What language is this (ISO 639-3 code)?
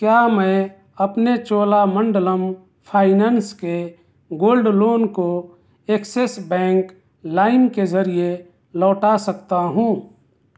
urd